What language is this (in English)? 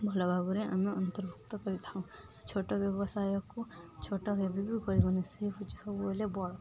Odia